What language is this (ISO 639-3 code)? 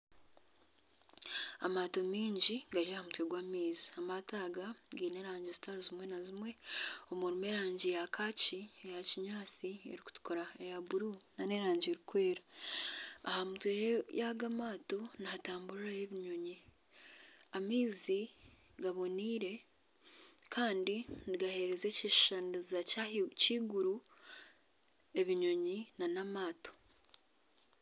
nyn